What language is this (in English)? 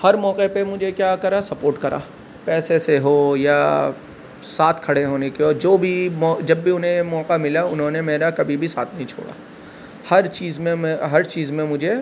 Urdu